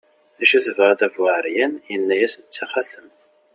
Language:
Kabyle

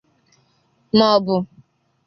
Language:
Igbo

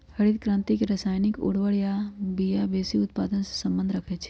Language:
Magahi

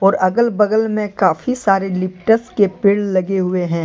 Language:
Hindi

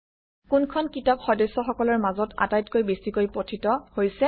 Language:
Assamese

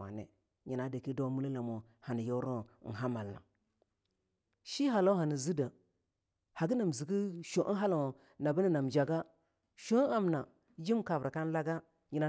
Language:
Longuda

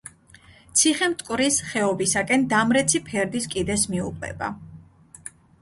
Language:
Georgian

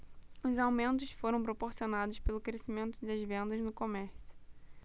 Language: Portuguese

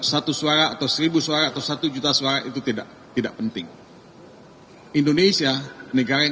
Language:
Indonesian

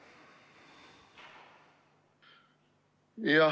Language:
Estonian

